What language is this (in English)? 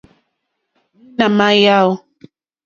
Mokpwe